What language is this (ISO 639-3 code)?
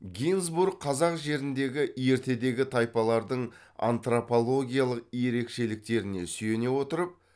kaz